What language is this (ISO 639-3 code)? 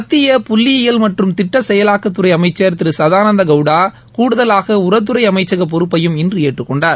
tam